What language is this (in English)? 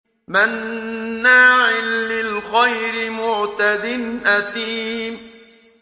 Arabic